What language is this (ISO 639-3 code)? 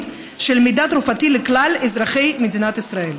heb